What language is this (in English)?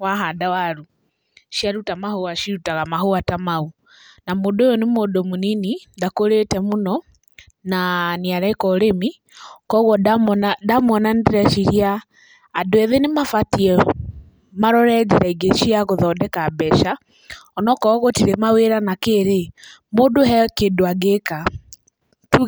Kikuyu